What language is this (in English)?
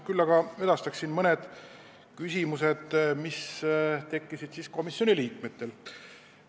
Estonian